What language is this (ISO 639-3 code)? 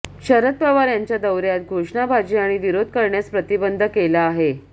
mar